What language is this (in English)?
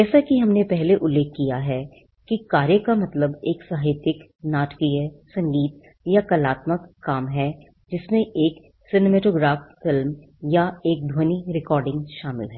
Hindi